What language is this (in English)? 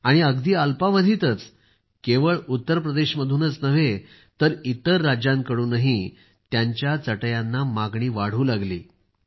Marathi